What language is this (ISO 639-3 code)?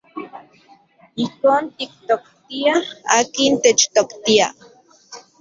ncx